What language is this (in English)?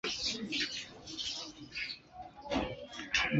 Chinese